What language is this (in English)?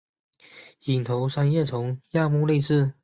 Chinese